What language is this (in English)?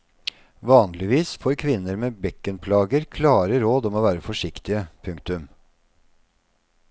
Norwegian